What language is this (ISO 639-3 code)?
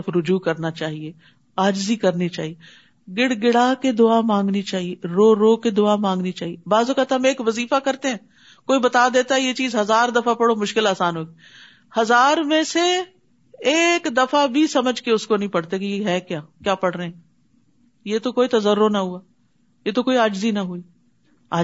urd